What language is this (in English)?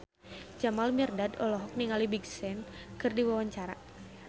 Sundanese